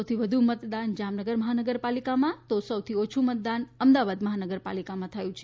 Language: Gujarati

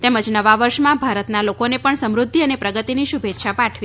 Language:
Gujarati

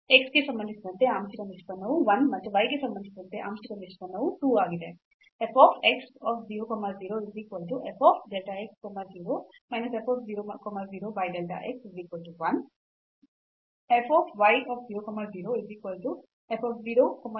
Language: Kannada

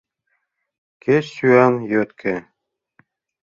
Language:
Mari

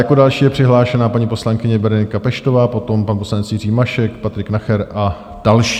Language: Czech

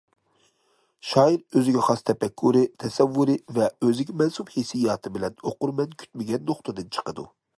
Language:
Uyghur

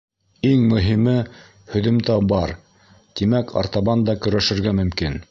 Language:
Bashkir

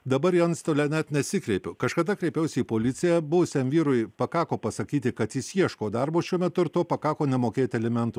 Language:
Lithuanian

